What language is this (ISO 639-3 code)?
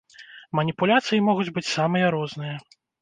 bel